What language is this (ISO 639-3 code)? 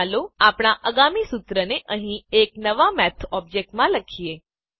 guj